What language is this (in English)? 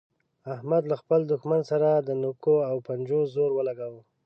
Pashto